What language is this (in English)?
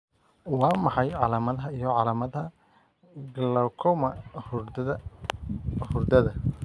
Somali